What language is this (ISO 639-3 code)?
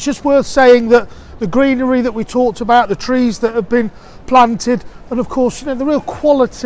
eng